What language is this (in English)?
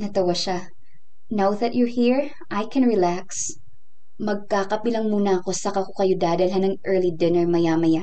Filipino